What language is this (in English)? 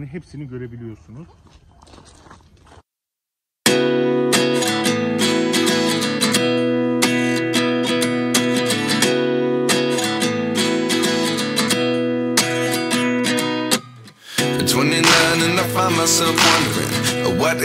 Turkish